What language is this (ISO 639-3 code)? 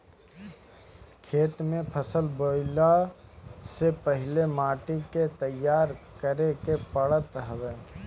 bho